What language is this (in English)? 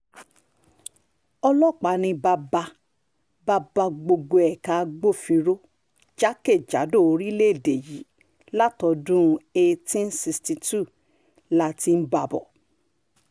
Yoruba